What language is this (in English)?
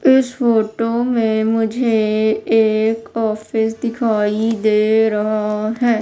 Hindi